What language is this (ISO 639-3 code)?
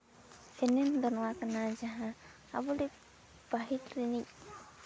sat